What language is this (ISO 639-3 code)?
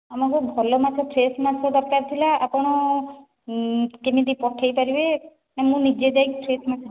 ori